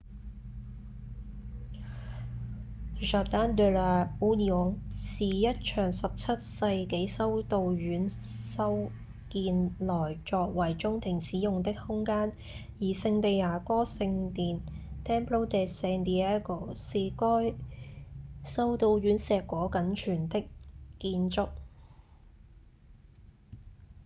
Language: Cantonese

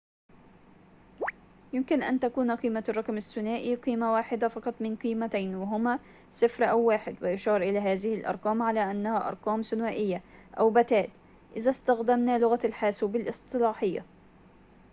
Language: Arabic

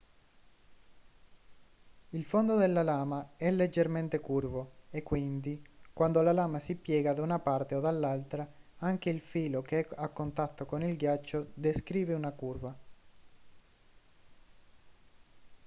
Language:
Italian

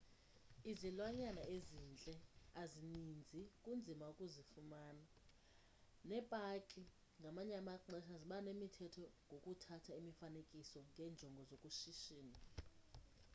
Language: Xhosa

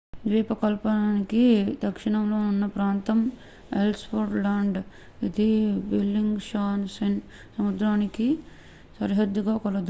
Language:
Telugu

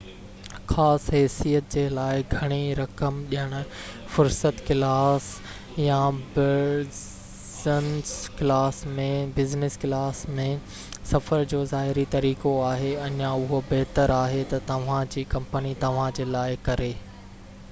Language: Sindhi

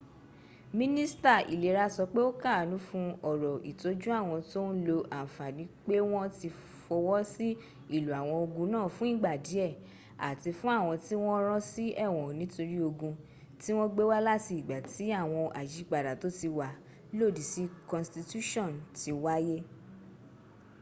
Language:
Yoruba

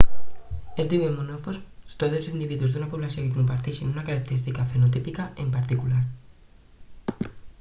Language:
Catalan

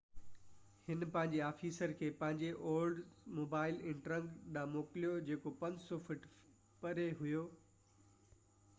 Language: Sindhi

